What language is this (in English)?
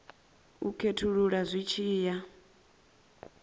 Venda